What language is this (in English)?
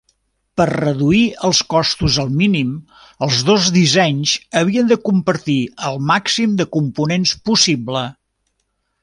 Catalan